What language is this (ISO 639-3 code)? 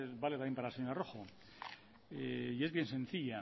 spa